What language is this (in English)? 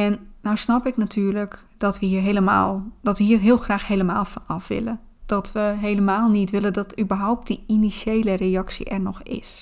Dutch